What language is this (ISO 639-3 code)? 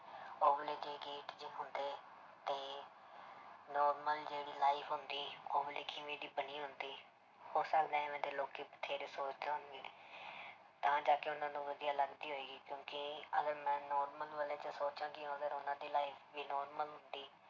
pan